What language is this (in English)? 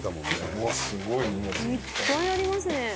Japanese